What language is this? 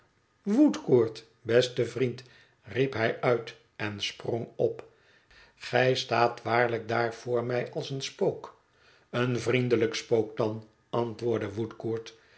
Dutch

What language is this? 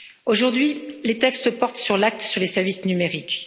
French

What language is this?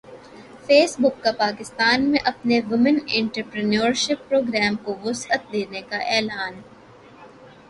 Urdu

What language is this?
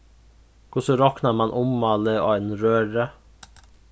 Faroese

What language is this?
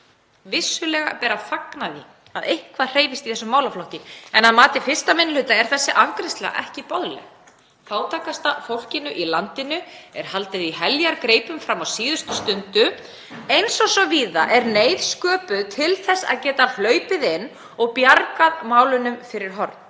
Icelandic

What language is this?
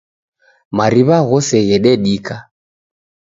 Taita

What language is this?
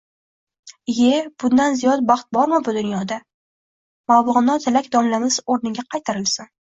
Uzbek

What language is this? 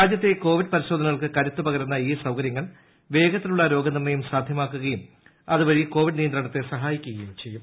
Malayalam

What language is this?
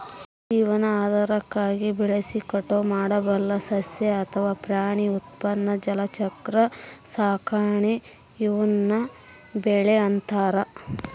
Kannada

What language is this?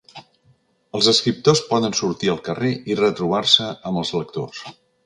Catalan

